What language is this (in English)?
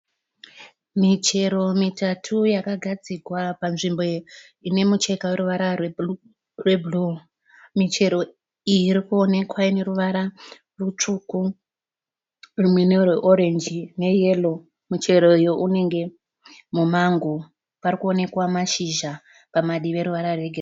Shona